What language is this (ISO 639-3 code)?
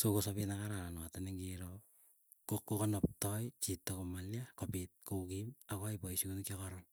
eyo